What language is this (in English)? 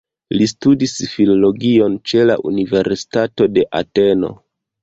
Esperanto